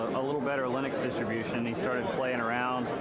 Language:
English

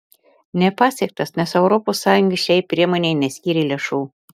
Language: Lithuanian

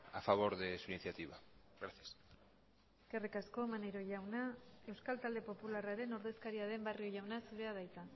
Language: Basque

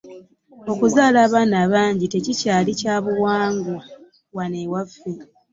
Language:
Ganda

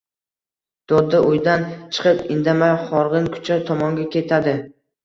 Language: Uzbek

